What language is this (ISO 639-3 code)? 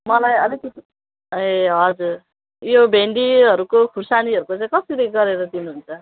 nep